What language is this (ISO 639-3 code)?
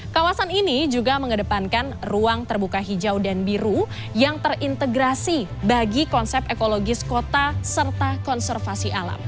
ind